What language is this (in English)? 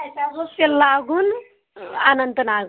Kashmiri